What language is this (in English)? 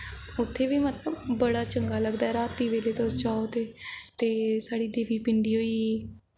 Dogri